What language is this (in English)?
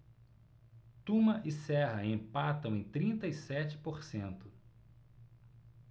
Portuguese